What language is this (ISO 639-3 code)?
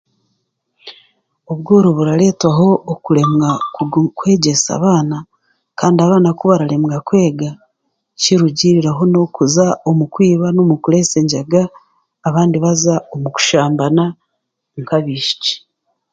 cgg